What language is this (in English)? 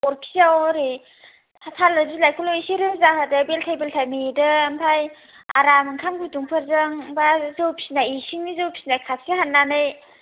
Bodo